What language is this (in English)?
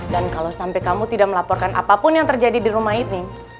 Indonesian